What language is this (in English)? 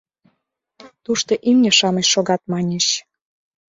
Mari